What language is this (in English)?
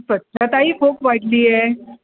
Marathi